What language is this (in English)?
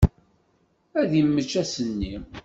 Kabyle